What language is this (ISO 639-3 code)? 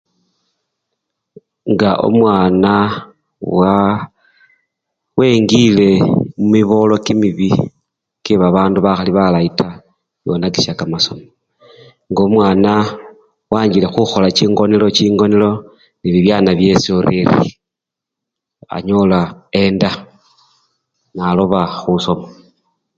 luy